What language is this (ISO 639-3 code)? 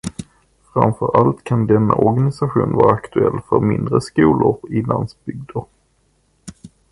swe